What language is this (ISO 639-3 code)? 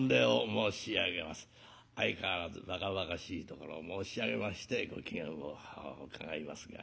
jpn